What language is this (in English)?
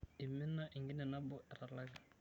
Masai